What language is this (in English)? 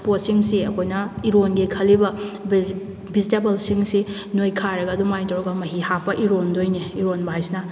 Manipuri